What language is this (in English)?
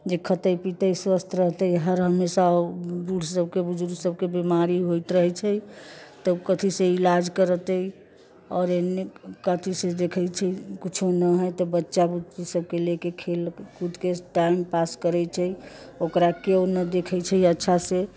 Maithili